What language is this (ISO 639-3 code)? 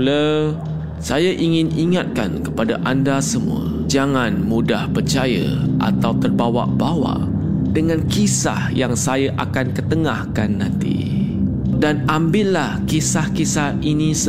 msa